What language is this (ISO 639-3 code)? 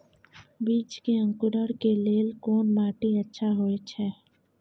mai